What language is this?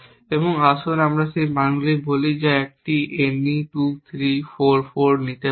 Bangla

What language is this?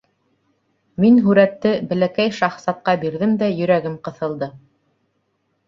Bashkir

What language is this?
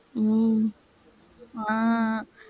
Tamil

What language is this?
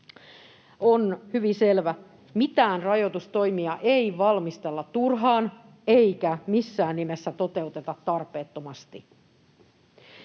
Finnish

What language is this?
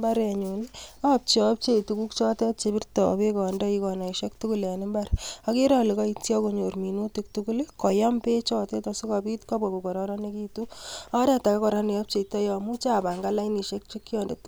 Kalenjin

